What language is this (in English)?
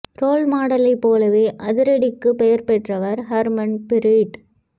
Tamil